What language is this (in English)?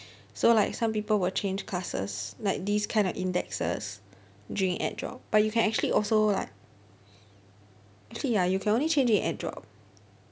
English